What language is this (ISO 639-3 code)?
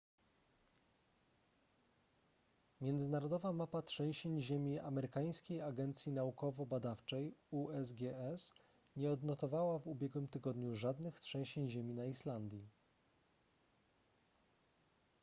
pol